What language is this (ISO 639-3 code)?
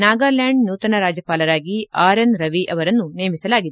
kan